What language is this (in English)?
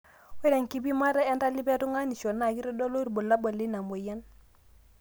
Masai